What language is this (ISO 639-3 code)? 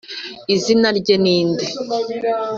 kin